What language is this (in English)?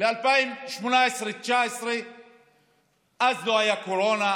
Hebrew